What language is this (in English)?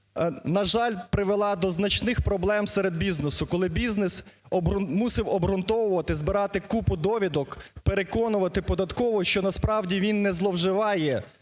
Ukrainian